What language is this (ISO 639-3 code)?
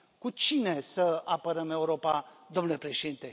ron